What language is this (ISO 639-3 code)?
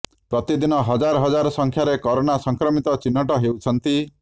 ori